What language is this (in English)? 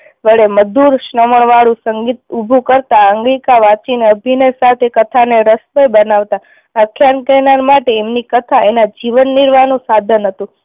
Gujarati